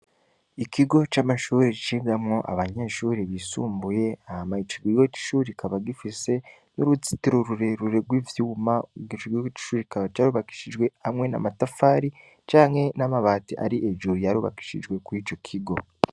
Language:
Rundi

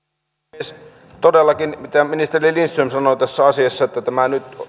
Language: Finnish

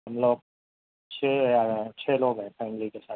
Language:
Urdu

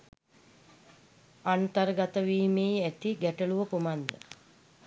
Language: Sinhala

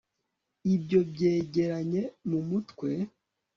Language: Kinyarwanda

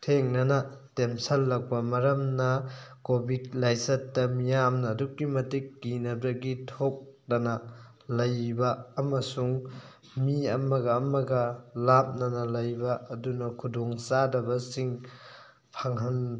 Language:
Manipuri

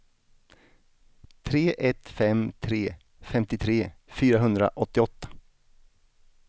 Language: Swedish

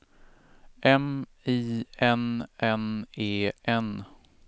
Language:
Swedish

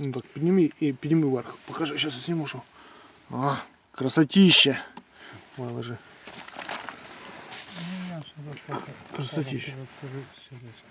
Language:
Russian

